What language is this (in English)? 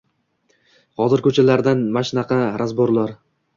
Uzbek